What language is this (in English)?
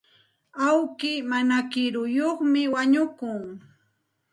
Santa Ana de Tusi Pasco Quechua